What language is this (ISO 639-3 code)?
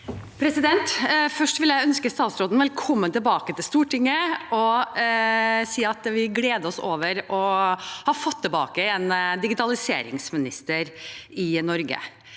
nor